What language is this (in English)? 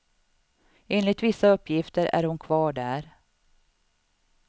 Swedish